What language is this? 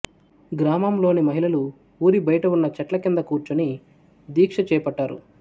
Telugu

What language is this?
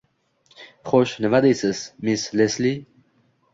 Uzbek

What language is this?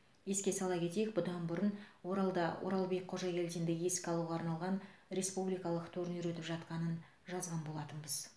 Kazakh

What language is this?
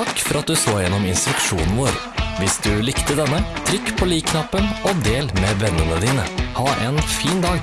Norwegian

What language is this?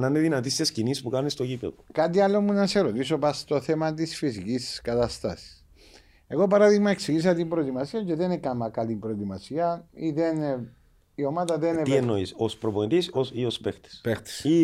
Greek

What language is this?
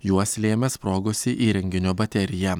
Lithuanian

